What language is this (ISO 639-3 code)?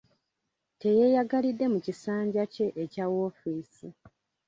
lug